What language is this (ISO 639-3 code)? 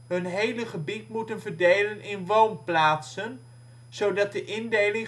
nld